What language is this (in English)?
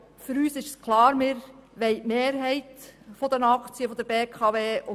Swiss German